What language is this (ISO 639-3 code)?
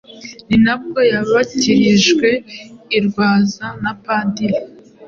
kin